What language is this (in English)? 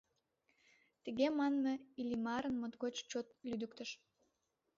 Mari